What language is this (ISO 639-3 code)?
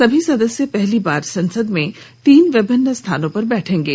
hin